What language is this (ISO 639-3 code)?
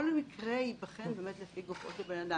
heb